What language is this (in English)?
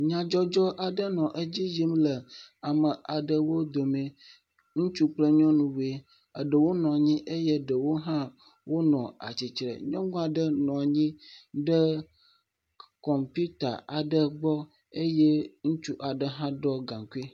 Ewe